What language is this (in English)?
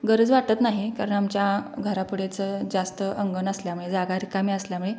Marathi